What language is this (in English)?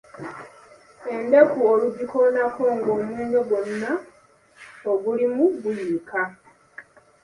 Ganda